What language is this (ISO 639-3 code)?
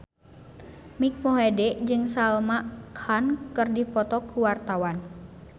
sun